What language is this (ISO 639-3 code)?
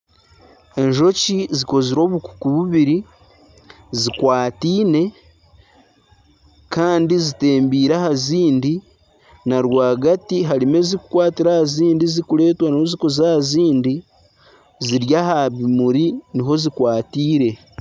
nyn